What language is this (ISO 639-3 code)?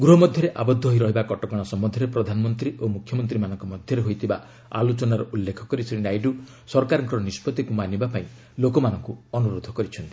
ori